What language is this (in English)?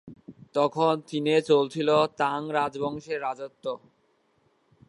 Bangla